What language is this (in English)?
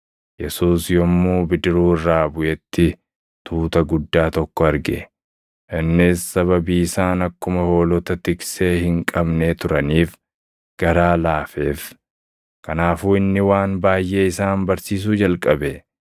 Oromo